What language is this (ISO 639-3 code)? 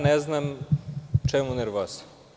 srp